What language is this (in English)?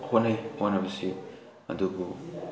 Manipuri